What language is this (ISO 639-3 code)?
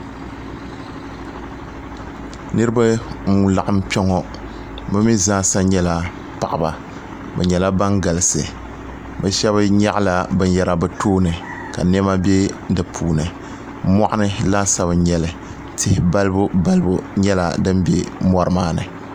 dag